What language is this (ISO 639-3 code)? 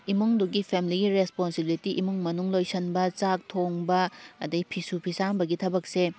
mni